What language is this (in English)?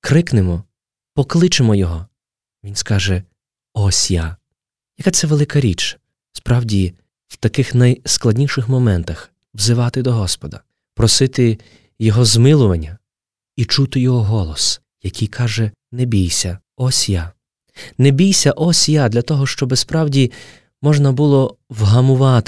Ukrainian